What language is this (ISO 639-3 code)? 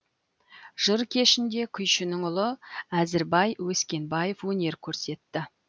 kaz